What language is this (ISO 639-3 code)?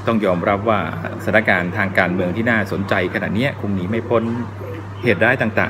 tha